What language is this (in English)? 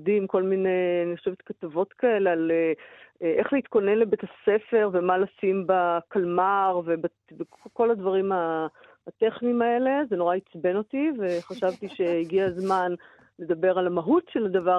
Hebrew